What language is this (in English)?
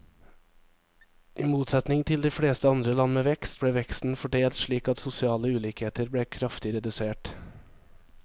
Norwegian